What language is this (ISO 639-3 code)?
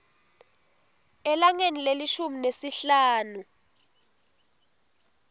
ssw